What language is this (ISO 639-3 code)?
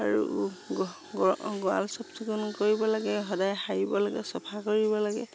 asm